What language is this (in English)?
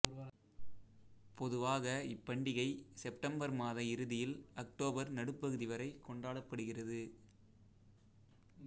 Tamil